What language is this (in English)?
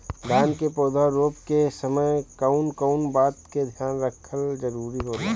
Bhojpuri